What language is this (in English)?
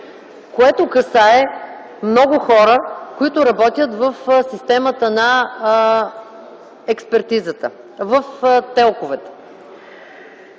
Bulgarian